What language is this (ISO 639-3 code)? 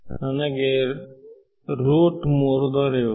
kan